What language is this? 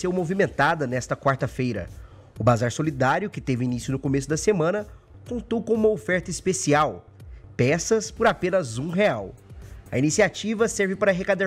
Portuguese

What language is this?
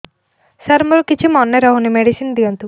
Odia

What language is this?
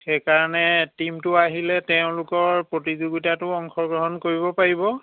Assamese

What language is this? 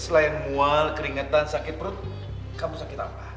Indonesian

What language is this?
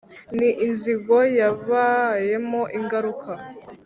Kinyarwanda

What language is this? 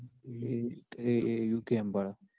Gujarati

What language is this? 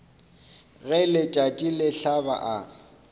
Northern Sotho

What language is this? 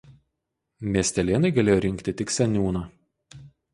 Lithuanian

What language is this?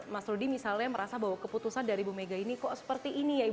Indonesian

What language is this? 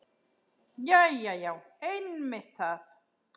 Icelandic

